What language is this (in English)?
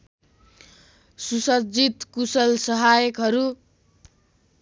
Nepali